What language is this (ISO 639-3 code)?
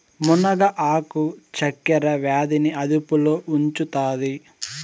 tel